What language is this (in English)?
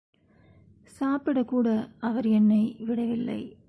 Tamil